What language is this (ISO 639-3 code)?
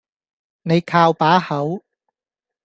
yue